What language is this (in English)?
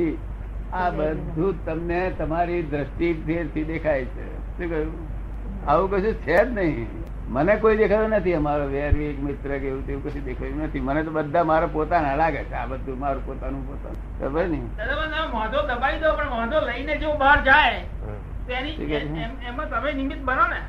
Gujarati